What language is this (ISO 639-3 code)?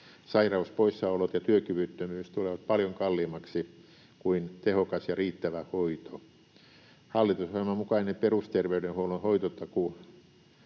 fin